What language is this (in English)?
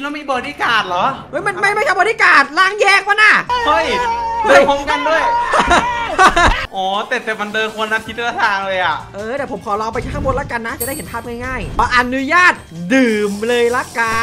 Thai